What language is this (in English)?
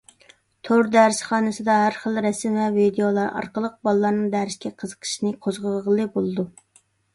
Uyghur